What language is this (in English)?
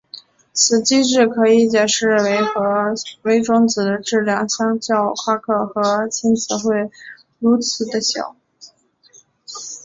Chinese